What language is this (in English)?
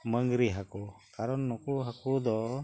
Santali